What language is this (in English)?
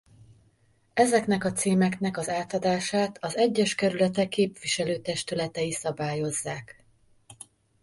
Hungarian